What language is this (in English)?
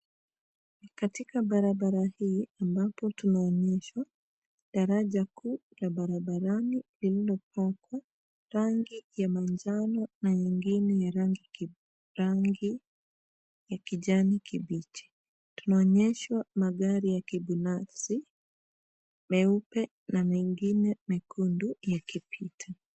Swahili